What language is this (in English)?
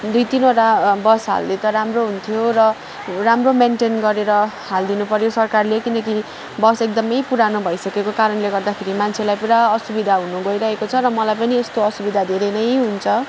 Nepali